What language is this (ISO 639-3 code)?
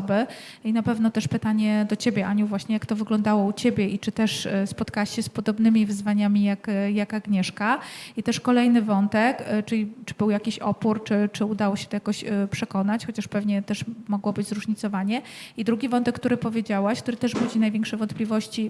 pol